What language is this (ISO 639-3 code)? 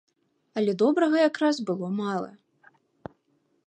bel